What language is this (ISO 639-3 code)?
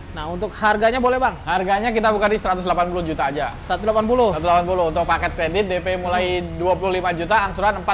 ind